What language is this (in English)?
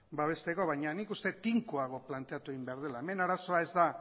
Basque